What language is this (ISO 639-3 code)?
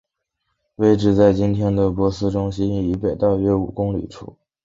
zho